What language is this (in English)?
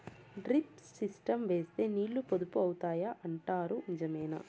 Telugu